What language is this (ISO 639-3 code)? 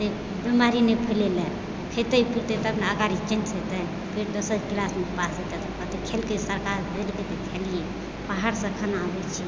mai